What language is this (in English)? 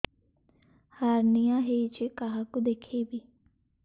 Odia